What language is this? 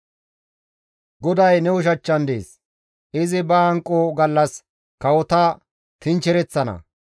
Gamo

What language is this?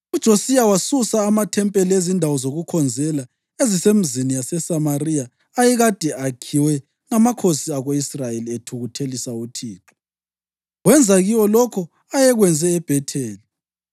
North Ndebele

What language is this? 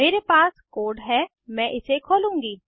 Hindi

